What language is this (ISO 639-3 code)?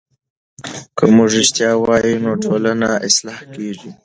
pus